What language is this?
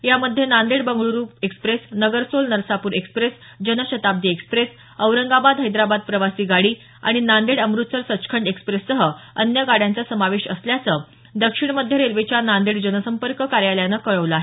Marathi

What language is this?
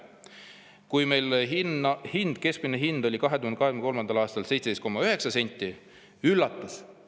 Estonian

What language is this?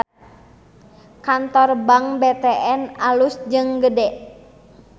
Sundanese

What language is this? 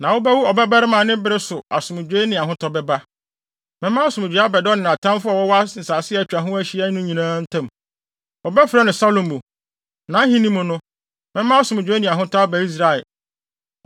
Akan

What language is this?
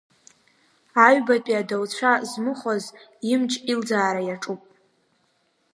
Abkhazian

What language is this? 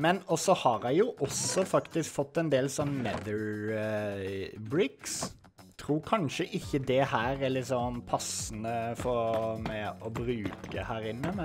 Norwegian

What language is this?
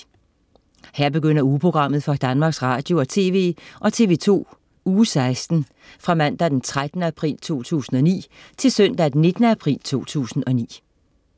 Danish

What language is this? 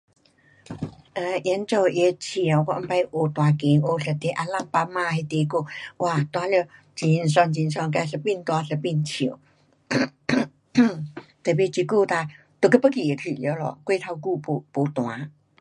Pu-Xian Chinese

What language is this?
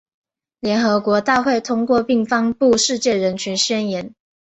Chinese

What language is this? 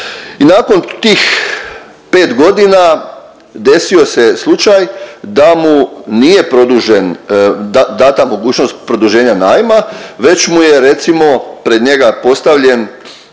Croatian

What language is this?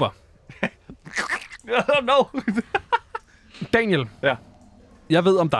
Danish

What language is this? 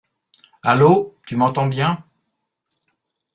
French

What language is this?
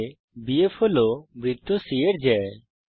Bangla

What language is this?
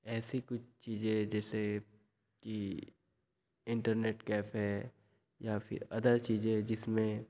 Hindi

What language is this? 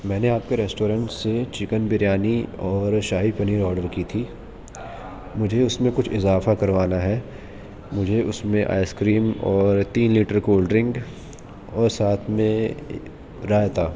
Urdu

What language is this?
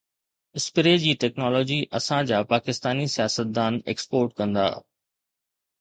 Sindhi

